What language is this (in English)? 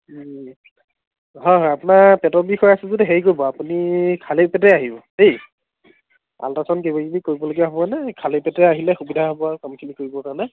Assamese